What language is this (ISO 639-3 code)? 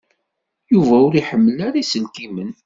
kab